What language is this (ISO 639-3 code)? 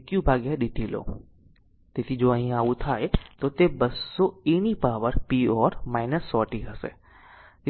guj